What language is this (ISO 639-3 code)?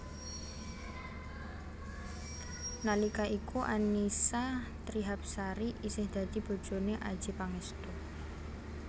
jav